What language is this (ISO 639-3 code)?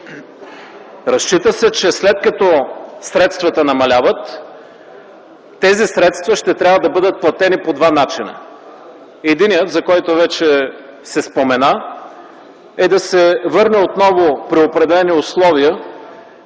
bul